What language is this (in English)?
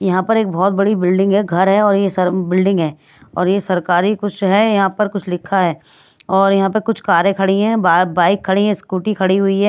Hindi